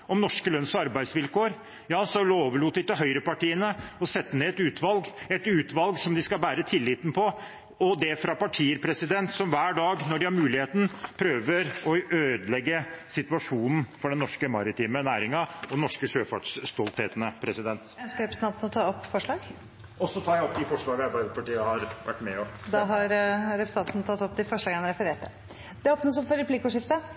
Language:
Norwegian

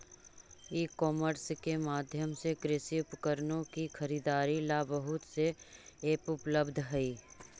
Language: Magahi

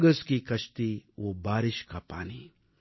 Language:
Tamil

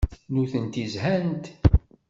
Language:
Kabyle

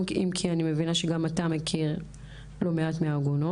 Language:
Hebrew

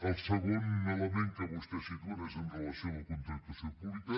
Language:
Catalan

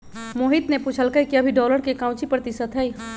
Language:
Magahi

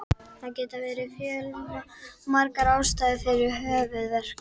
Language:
Icelandic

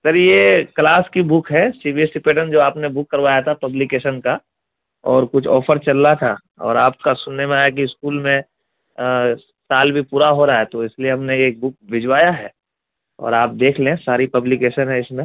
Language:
Urdu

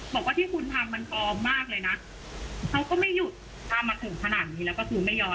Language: Thai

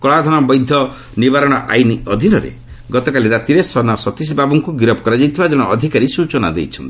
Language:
Odia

